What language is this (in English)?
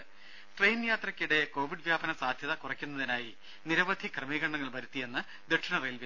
Malayalam